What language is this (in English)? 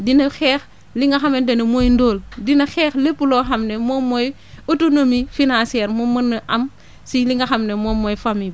Wolof